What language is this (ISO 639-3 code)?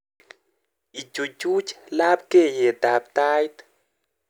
kln